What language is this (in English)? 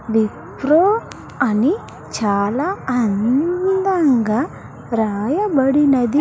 Telugu